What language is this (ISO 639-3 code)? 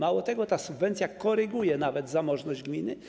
pol